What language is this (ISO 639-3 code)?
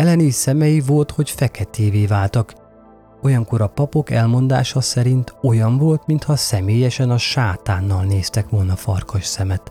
hun